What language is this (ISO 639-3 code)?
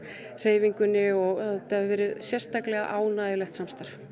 isl